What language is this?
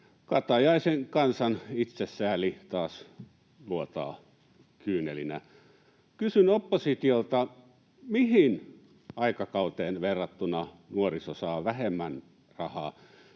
Finnish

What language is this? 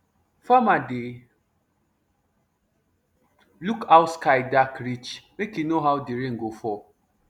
Nigerian Pidgin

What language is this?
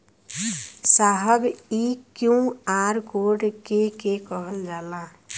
Bhojpuri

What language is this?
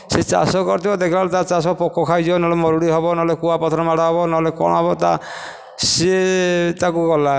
Odia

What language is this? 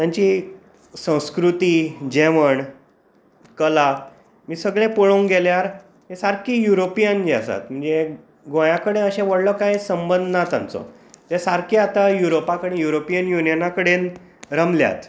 Konkani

